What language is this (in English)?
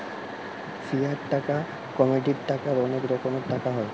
Bangla